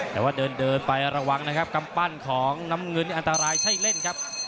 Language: Thai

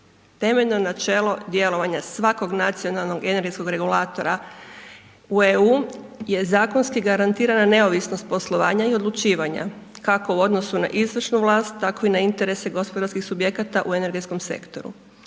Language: Croatian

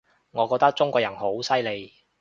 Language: Cantonese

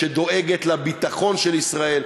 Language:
Hebrew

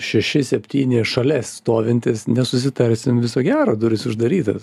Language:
Lithuanian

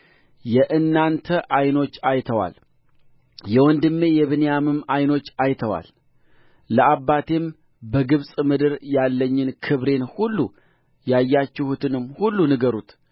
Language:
Amharic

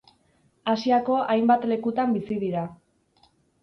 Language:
Basque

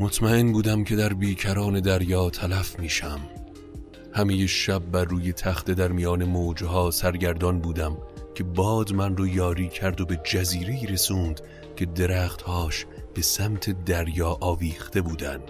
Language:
Persian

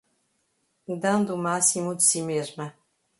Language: Portuguese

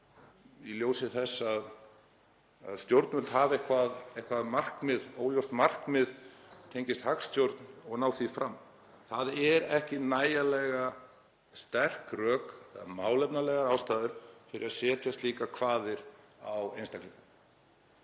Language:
Icelandic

